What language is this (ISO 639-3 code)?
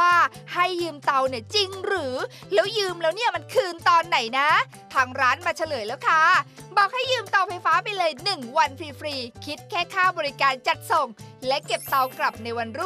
tha